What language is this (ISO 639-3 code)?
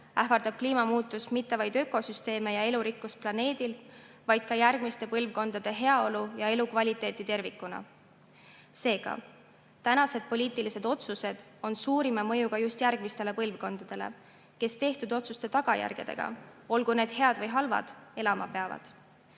est